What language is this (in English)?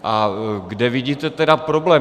Czech